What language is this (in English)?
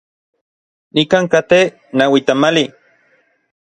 Orizaba Nahuatl